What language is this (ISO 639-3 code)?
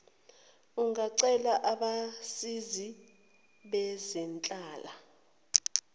zul